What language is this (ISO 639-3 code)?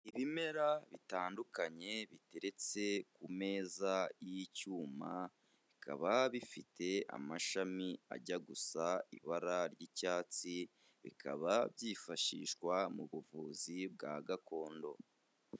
kin